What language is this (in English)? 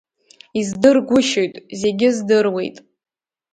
Abkhazian